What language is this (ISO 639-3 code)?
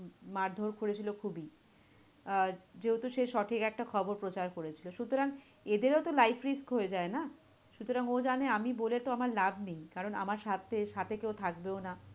ben